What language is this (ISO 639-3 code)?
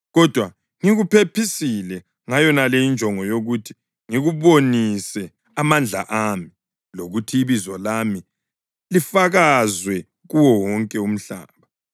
nde